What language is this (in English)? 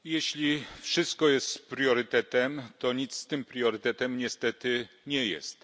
Polish